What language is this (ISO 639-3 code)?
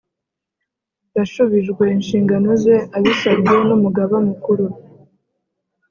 kin